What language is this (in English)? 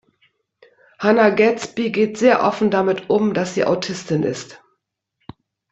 German